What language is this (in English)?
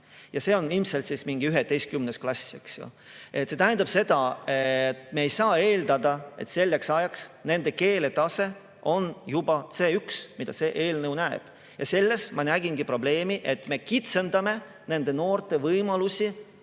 Estonian